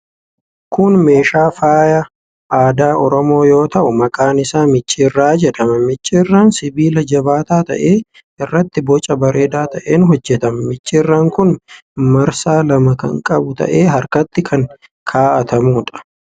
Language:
Oromo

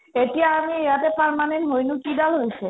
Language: Assamese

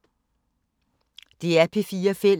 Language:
Danish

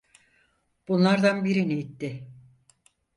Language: Turkish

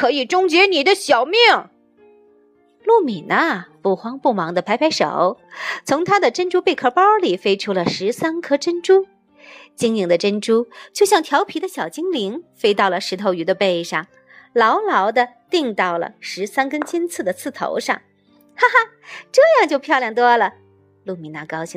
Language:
Chinese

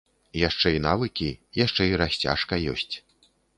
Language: Belarusian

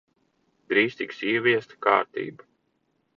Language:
Latvian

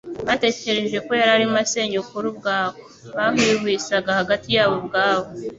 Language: Kinyarwanda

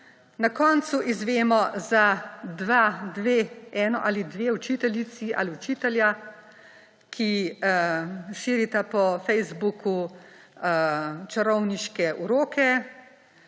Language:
Slovenian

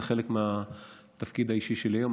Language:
Hebrew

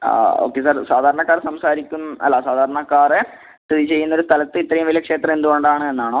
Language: Malayalam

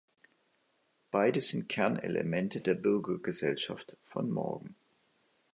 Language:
German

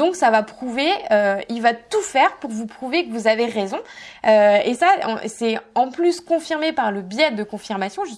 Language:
French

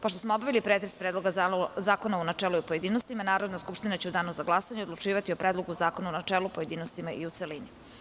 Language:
Serbian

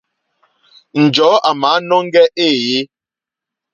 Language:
Mokpwe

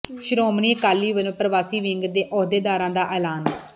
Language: Punjabi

